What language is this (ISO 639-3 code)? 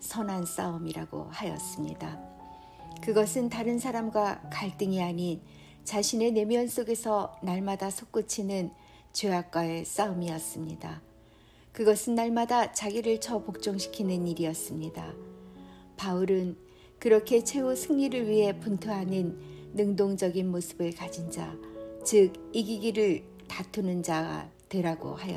kor